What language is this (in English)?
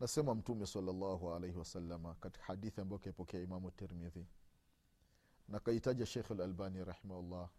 Swahili